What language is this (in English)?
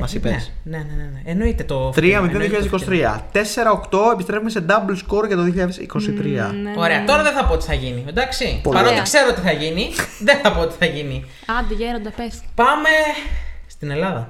Greek